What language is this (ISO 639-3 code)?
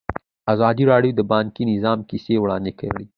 pus